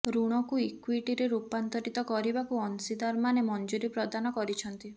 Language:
Odia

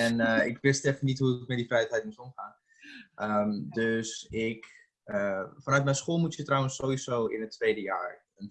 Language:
Dutch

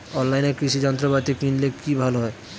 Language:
Bangla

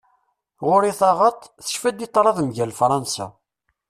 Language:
Kabyle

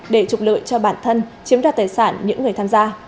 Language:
Vietnamese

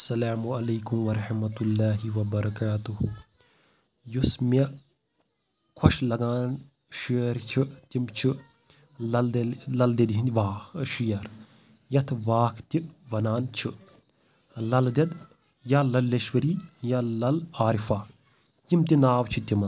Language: Kashmiri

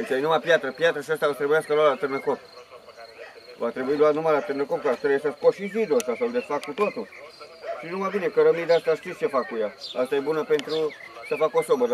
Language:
Romanian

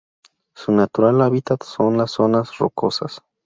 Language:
Spanish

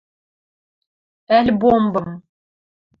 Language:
Western Mari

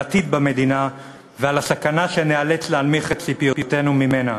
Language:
Hebrew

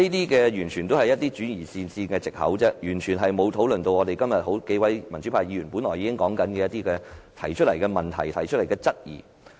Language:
Cantonese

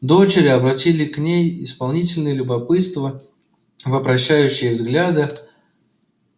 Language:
Russian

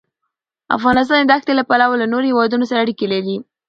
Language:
Pashto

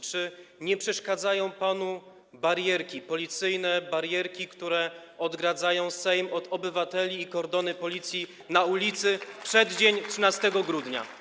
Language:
Polish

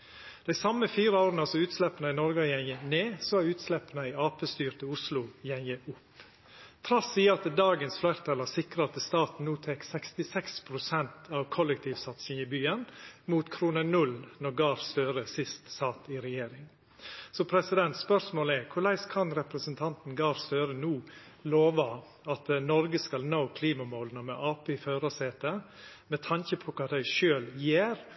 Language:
Norwegian Nynorsk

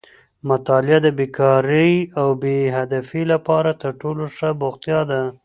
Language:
Pashto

